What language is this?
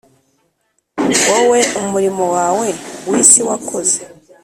Kinyarwanda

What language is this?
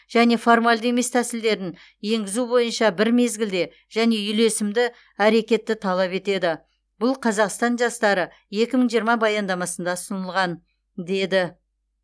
Kazakh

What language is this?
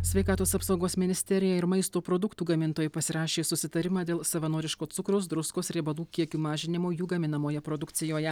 Lithuanian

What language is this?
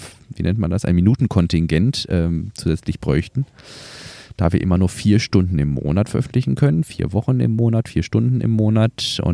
German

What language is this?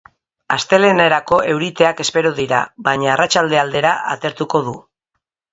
Basque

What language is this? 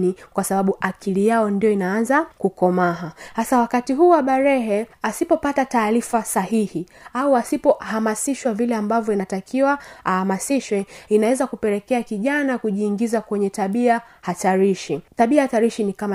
Swahili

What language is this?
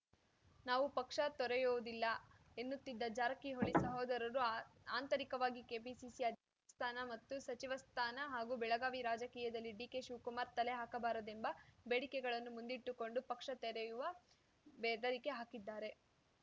Kannada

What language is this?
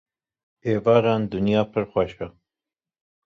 Kurdish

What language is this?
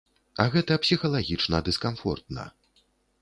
Belarusian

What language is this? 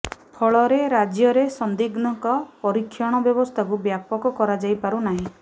Odia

